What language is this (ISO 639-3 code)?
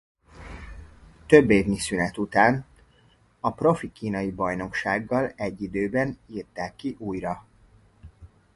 hun